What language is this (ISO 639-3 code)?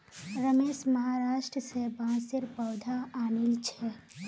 mag